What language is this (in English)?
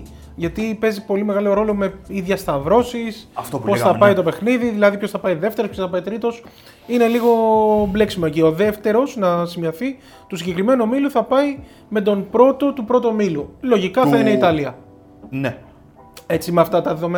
Greek